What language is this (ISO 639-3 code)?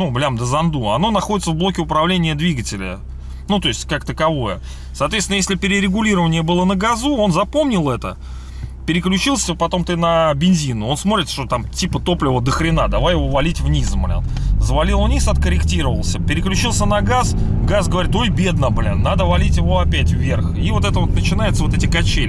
rus